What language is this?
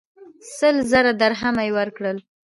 Pashto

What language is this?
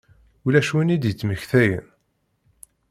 Kabyle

